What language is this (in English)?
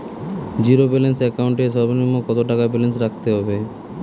Bangla